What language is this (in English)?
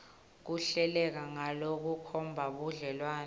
Swati